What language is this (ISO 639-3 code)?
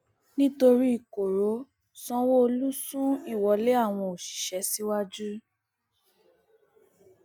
yor